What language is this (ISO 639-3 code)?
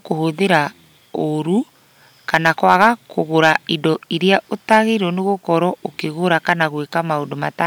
kik